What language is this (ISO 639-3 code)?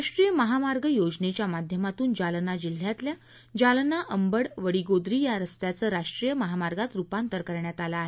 mar